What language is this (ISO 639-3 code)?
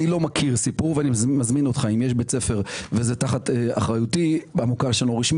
heb